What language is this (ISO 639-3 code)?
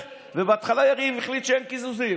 heb